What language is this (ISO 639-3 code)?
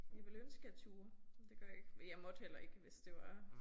dan